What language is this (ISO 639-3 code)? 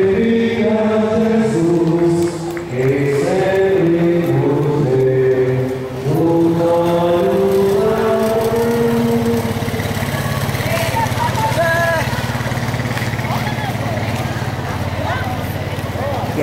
por